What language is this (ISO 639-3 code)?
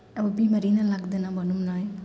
nep